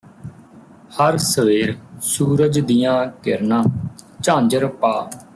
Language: Punjabi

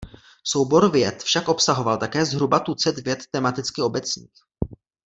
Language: Czech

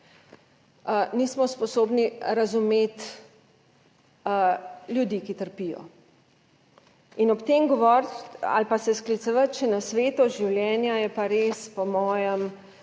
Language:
Slovenian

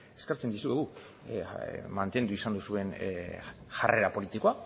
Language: Basque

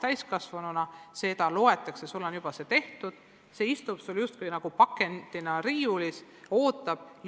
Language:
Estonian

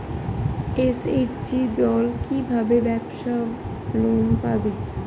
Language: Bangla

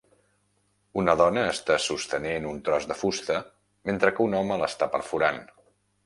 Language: Catalan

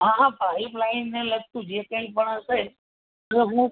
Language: Gujarati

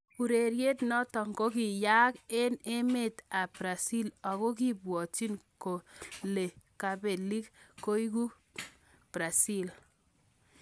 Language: Kalenjin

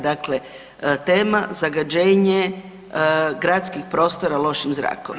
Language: Croatian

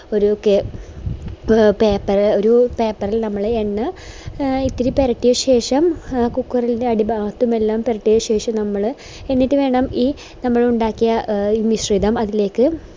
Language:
Malayalam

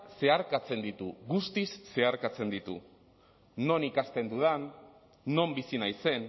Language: Basque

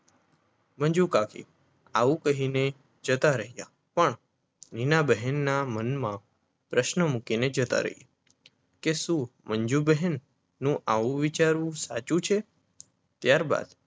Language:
Gujarati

